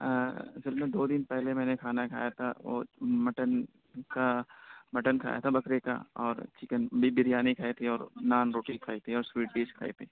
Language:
Urdu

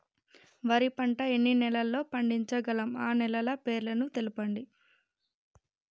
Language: Telugu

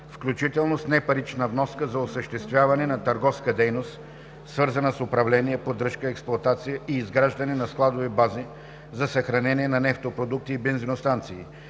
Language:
Bulgarian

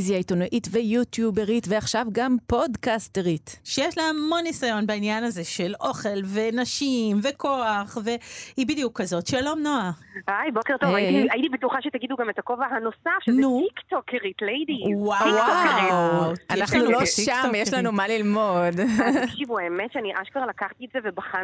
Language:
Hebrew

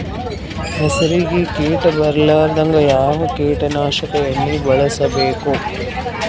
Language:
Kannada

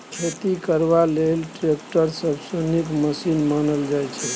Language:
Maithili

